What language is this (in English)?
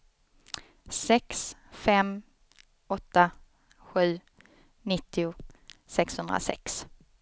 Swedish